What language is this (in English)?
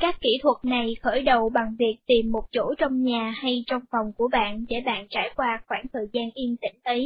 Vietnamese